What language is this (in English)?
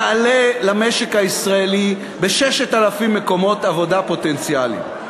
Hebrew